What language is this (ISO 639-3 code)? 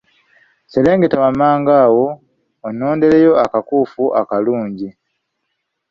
lug